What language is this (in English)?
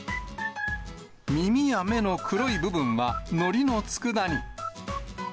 Japanese